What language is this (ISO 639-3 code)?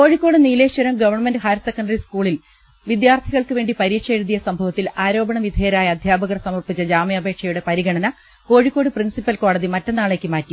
mal